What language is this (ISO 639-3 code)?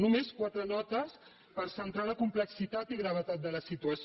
cat